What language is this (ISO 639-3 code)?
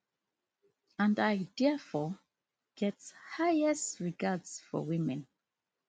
pcm